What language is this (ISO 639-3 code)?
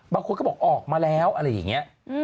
tha